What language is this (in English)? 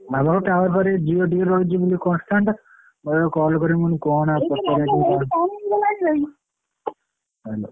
Odia